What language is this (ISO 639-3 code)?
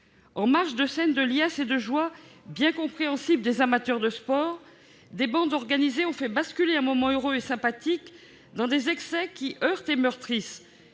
fra